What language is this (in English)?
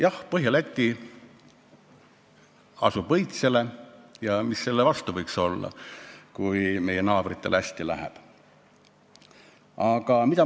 Estonian